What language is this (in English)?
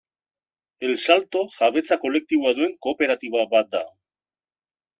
Basque